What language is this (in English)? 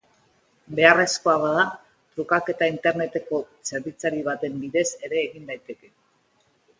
Basque